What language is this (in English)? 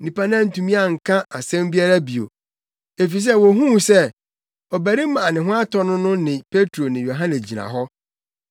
Akan